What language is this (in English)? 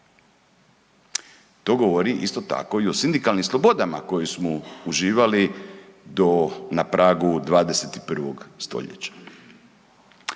Croatian